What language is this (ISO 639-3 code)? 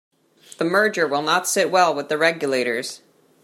eng